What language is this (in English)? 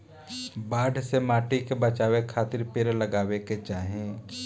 Bhojpuri